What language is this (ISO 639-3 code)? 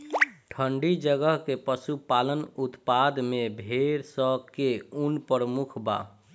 bho